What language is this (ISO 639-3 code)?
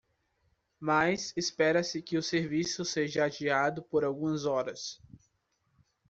por